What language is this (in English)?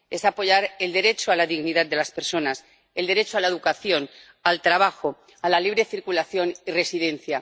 Spanish